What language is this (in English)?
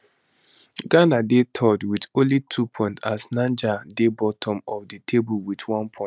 Nigerian Pidgin